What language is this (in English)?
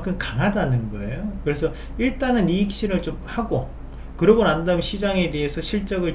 Korean